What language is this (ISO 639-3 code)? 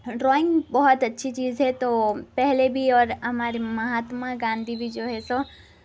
urd